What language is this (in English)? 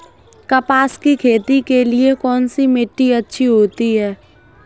Hindi